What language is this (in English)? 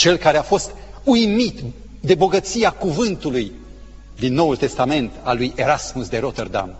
Romanian